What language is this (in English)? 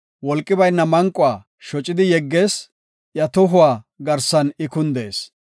Gofa